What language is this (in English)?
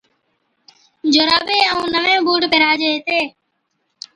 Od